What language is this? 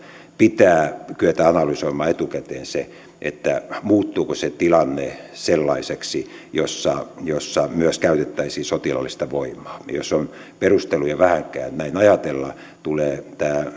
Finnish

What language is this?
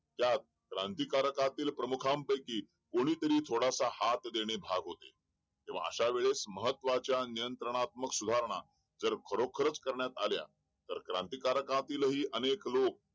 Marathi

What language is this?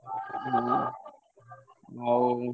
Odia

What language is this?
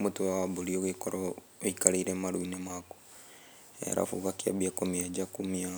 Kikuyu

